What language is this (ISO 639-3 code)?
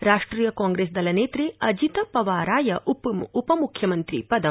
san